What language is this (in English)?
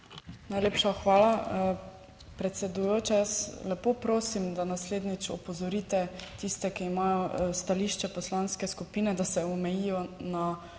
Slovenian